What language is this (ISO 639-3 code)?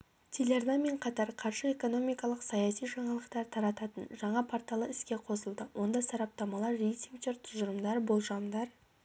kaz